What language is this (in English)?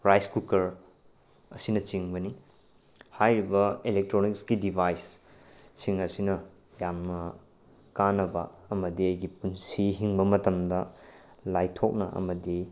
Manipuri